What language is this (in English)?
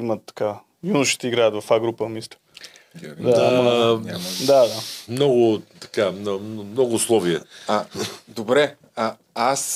Bulgarian